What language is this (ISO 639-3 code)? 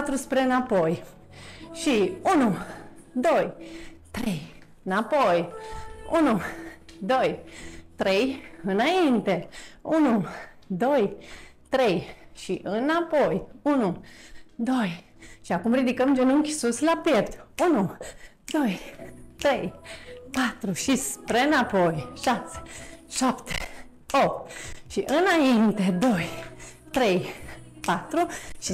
ron